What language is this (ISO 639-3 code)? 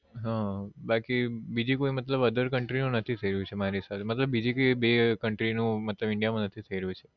guj